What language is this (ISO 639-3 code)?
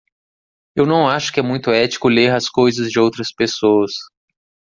por